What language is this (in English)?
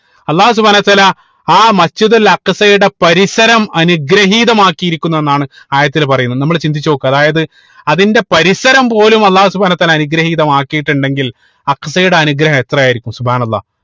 Malayalam